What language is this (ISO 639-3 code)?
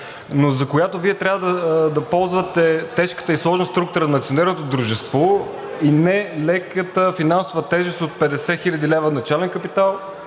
bul